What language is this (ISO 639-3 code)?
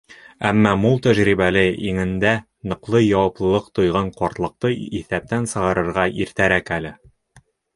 bak